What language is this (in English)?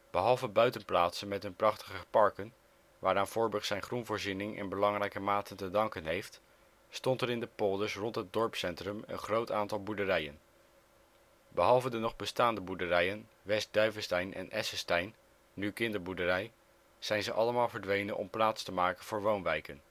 Dutch